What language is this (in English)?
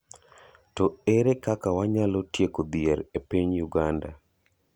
Luo (Kenya and Tanzania)